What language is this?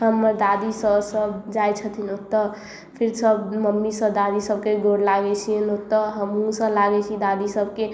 Maithili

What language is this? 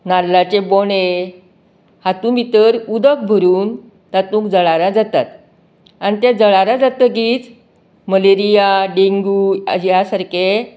Konkani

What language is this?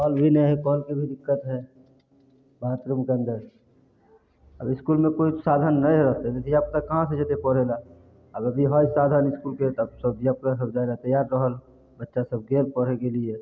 Maithili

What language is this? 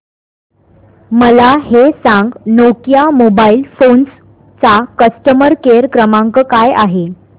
Marathi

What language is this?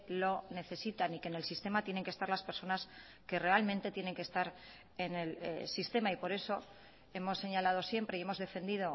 Spanish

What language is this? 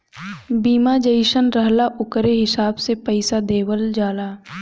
Bhojpuri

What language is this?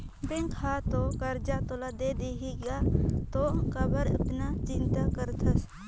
Chhattisgarhi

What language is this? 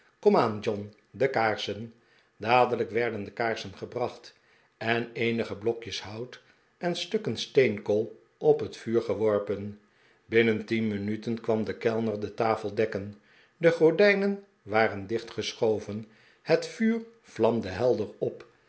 Dutch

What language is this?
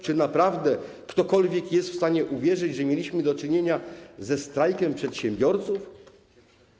Polish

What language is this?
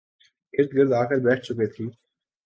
Urdu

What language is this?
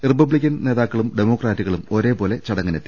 Malayalam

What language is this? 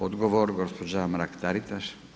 Croatian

